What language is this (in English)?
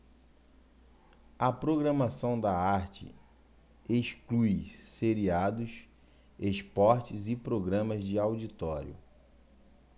Portuguese